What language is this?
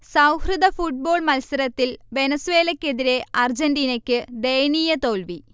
Malayalam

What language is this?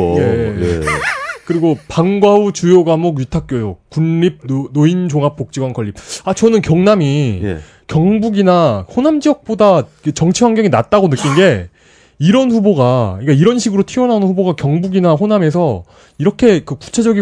Korean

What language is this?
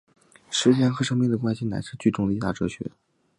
Chinese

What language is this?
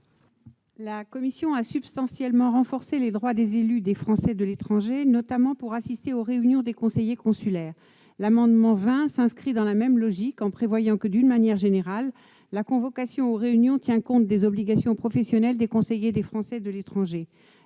French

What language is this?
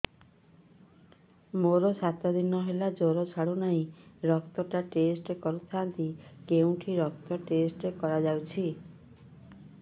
Odia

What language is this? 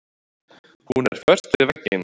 Icelandic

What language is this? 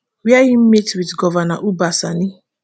Nigerian Pidgin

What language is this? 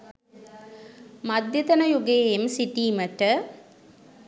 Sinhala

